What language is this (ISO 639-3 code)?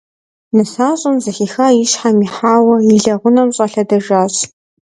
kbd